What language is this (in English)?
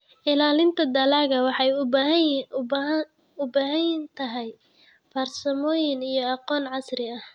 Somali